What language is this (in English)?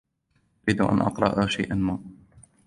Arabic